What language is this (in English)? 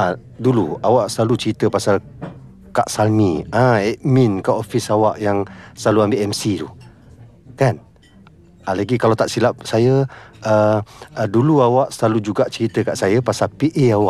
Malay